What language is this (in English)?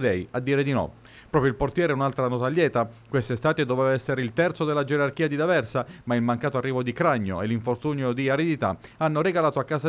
Italian